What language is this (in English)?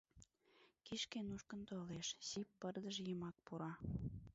Mari